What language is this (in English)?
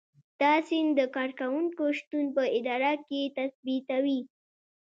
Pashto